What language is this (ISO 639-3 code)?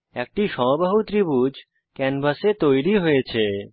ben